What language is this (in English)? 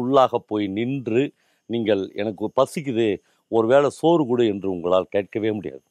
Tamil